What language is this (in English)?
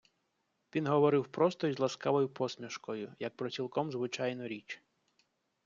Ukrainian